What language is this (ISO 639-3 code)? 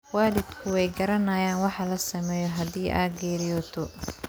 som